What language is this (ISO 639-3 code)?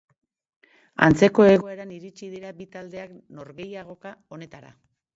eus